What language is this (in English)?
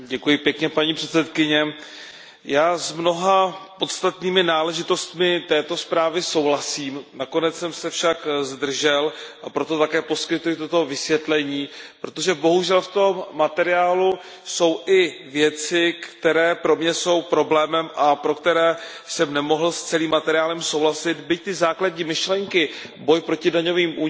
Czech